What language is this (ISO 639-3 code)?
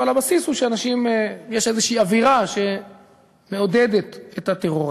heb